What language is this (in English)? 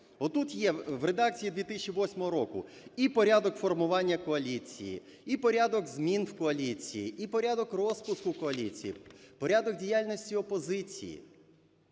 Ukrainian